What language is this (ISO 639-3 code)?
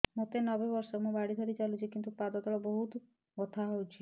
ori